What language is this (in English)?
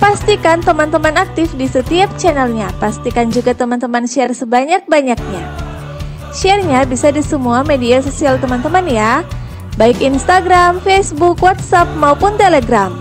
Indonesian